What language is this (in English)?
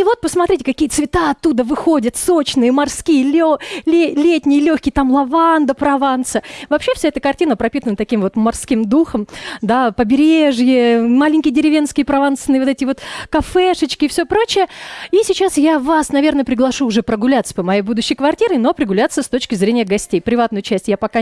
Russian